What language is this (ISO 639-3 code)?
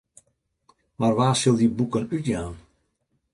fry